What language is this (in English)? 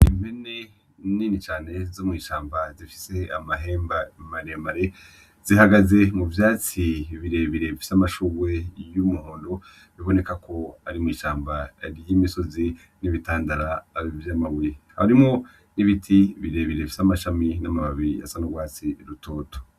Rundi